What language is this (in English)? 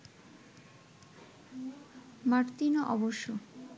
Bangla